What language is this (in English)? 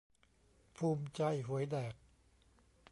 Thai